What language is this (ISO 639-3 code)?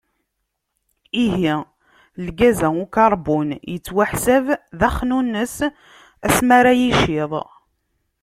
kab